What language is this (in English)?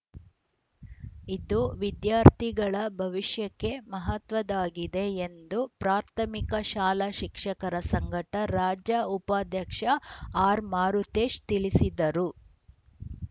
Kannada